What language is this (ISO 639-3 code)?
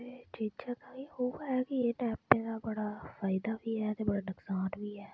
doi